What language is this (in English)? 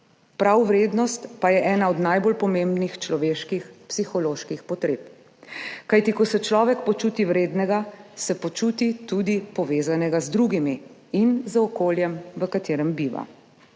Slovenian